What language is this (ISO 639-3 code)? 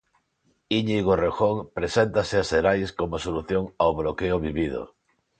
glg